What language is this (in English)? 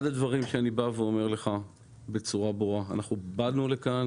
Hebrew